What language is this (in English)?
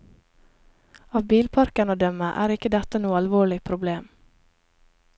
Norwegian